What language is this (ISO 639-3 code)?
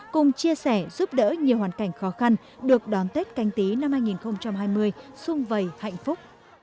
vie